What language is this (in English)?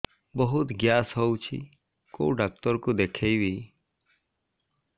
Odia